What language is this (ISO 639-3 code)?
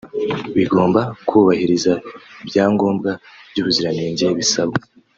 kin